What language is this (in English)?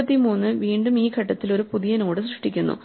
Malayalam